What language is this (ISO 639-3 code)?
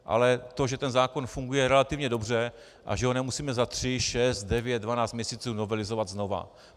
ces